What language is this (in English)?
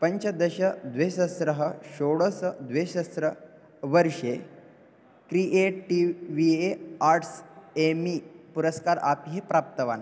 Sanskrit